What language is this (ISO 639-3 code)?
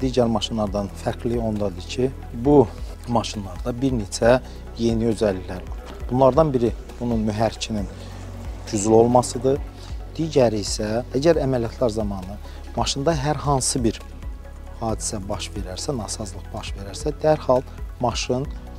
tur